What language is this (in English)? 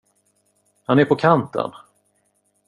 Swedish